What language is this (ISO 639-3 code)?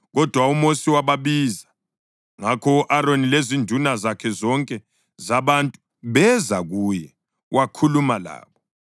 nde